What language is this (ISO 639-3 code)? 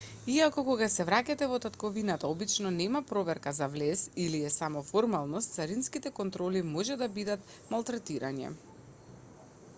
mkd